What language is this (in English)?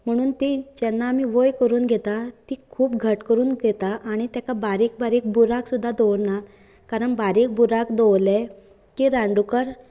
Konkani